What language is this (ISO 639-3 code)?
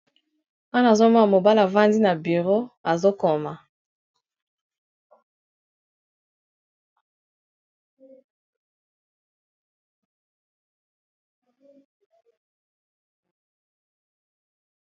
lin